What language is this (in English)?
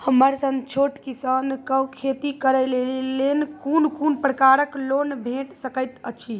Maithili